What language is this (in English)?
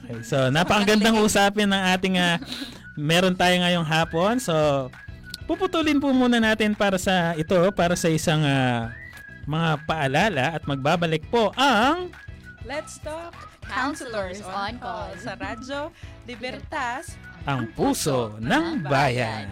Filipino